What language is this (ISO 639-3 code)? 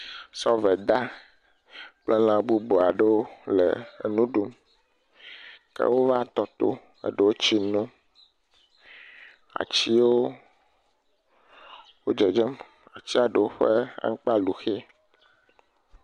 ewe